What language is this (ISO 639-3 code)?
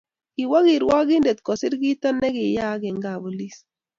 kln